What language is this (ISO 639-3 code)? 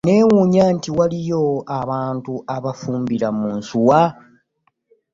lug